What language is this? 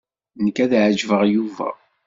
Kabyle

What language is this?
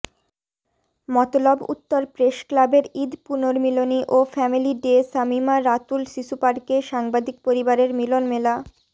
Bangla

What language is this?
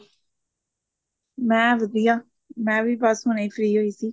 Punjabi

